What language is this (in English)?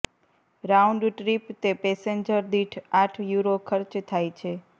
Gujarati